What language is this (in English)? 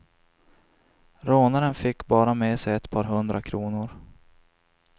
Swedish